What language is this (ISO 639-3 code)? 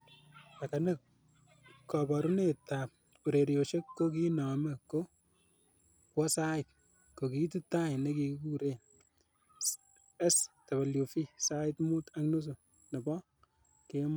kln